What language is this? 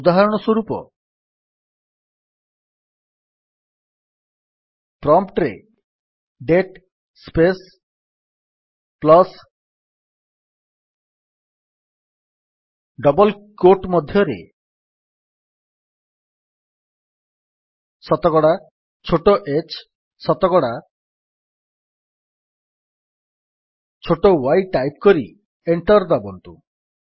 Odia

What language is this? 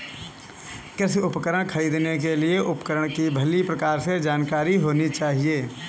Hindi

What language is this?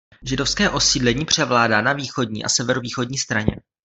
Czech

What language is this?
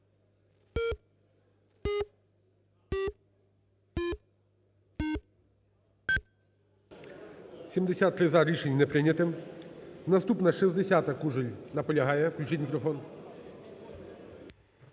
Ukrainian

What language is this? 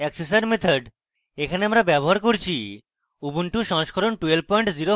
Bangla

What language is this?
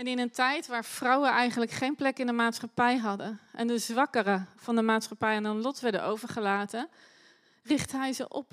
Dutch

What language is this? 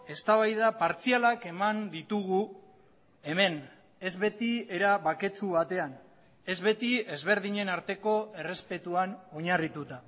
Basque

